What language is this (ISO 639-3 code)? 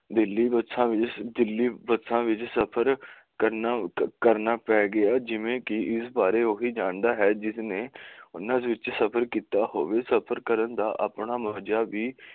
pan